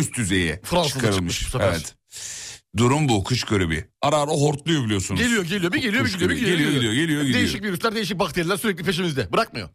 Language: Turkish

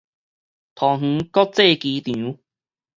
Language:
Min Nan Chinese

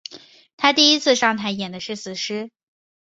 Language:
Chinese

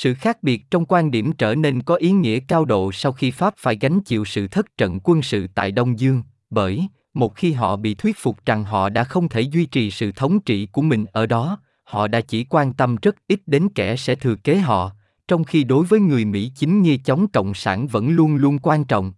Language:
Vietnamese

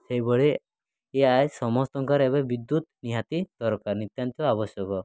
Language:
Odia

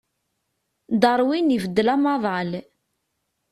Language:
Kabyle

